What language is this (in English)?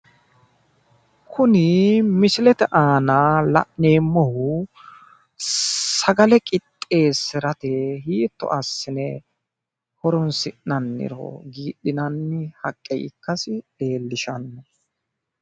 Sidamo